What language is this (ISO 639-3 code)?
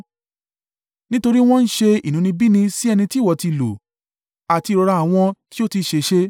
yor